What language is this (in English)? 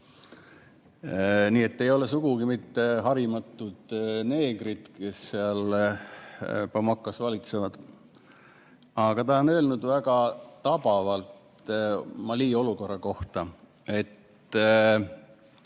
Estonian